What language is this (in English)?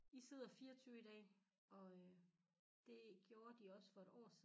Danish